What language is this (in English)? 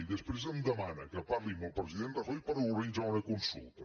Catalan